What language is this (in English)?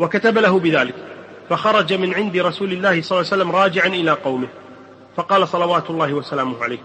Arabic